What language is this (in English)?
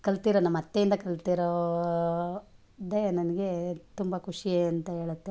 Kannada